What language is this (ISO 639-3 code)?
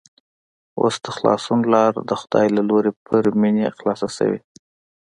pus